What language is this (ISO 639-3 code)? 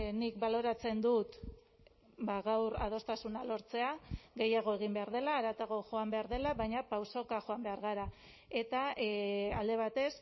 eus